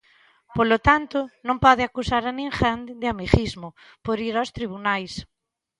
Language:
Galician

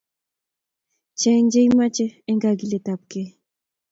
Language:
Kalenjin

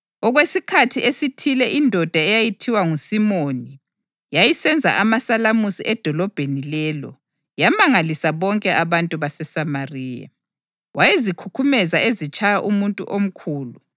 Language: North Ndebele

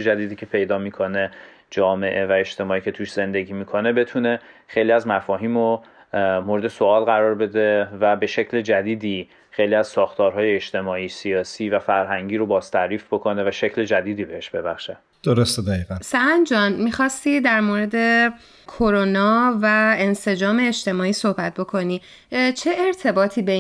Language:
Persian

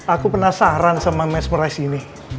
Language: Indonesian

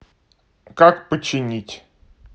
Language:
Russian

